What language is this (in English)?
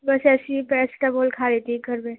Urdu